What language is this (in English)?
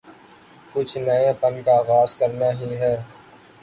Urdu